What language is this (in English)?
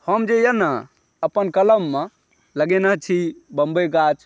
Maithili